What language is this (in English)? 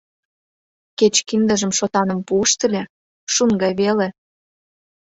Mari